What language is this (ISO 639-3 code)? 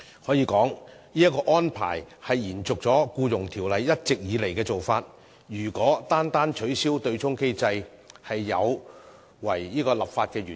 yue